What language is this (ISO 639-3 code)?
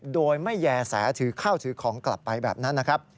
tha